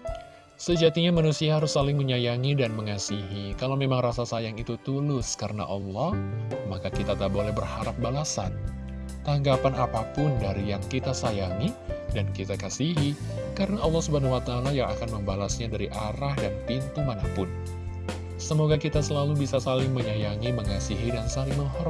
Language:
Indonesian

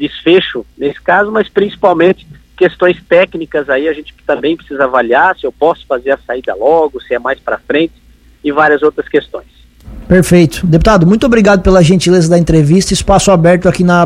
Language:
Portuguese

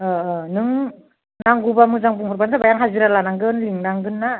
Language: Bodo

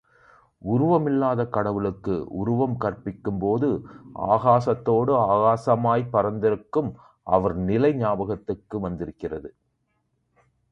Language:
Tamil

